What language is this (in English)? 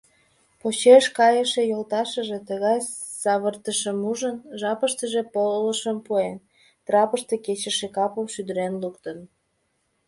Mari